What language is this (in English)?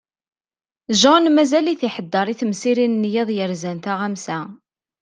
Kabyle